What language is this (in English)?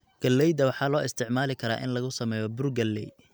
Somali